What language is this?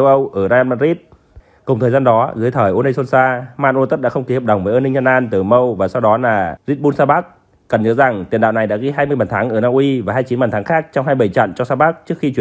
Vietnamese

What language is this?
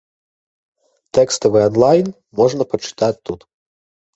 Belarusian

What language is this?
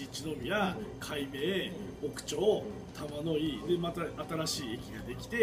Japanese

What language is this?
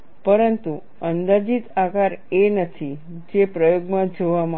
Gujarati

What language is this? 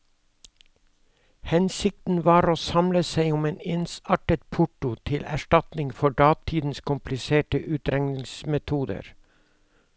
Norwegian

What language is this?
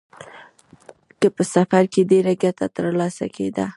Pashto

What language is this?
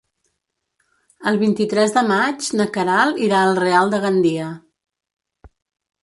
Catalan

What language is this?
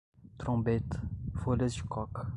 Portuguese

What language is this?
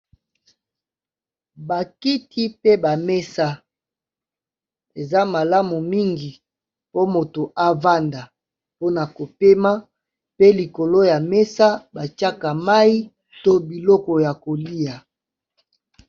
Lingala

